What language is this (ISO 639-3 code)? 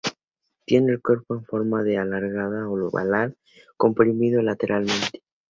spa